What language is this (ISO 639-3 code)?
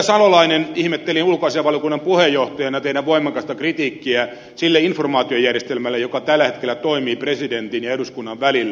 fin